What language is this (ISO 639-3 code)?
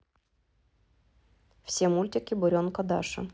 rus